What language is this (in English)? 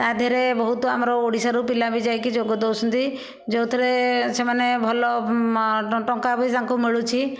Odia